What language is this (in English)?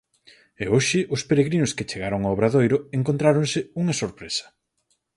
Galician